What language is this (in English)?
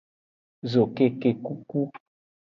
Aja (Benin)